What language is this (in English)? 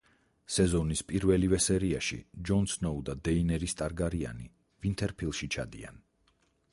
Georgian